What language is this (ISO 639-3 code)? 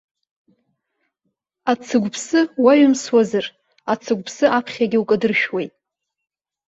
abk